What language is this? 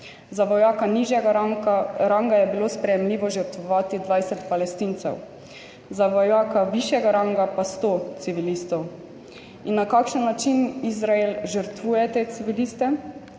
Slovenian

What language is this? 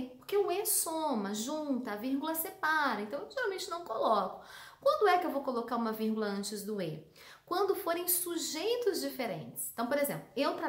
Portuguese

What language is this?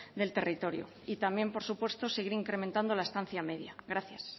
Spanish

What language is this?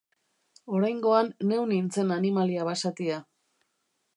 Basque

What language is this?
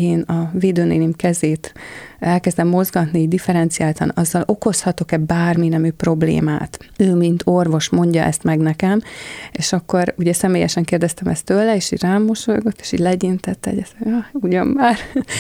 Hungarian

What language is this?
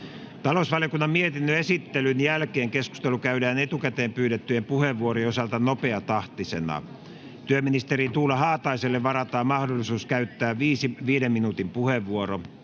Finnish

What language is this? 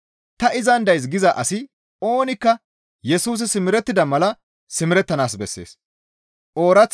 Gamo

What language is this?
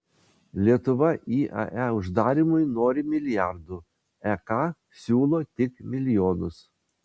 Lithuanian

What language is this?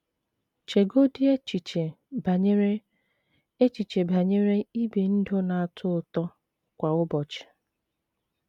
Igbo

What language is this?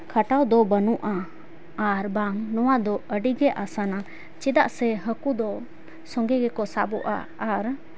Santali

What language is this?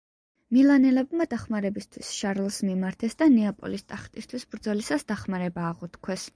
Georgian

